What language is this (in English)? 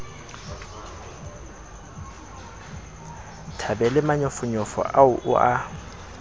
Southern Sotho